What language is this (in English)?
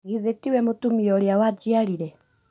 Kikuyu